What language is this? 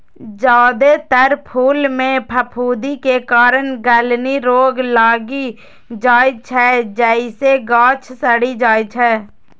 Maithili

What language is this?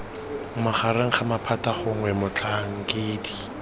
Tswana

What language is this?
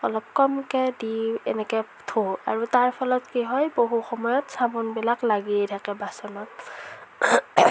Assamese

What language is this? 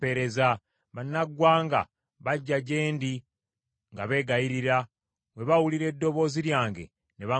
Ganda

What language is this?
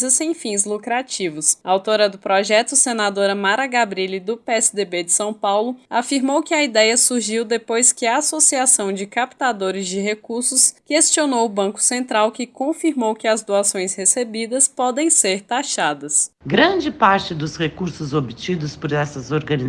Portuguese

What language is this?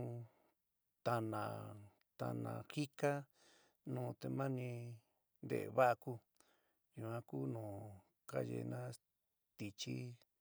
San Miguel El Grande Mixtec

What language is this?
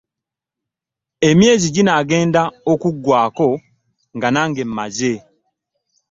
Ganda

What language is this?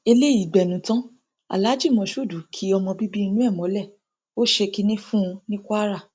Yoruba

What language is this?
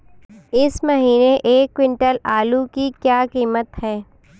Hindi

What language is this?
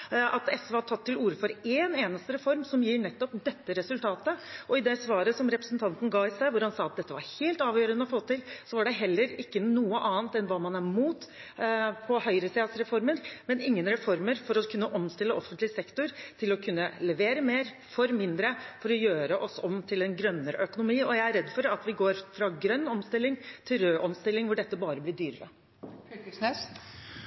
Norwegian Bokmål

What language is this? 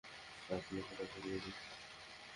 Bangla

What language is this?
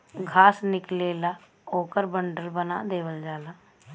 Bhojpuri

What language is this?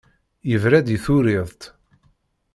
Kabyle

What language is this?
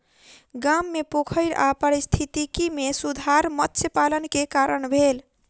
Maithili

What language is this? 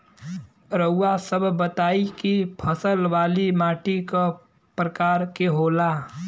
Bhojpuri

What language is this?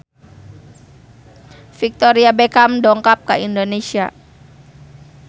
Sundanese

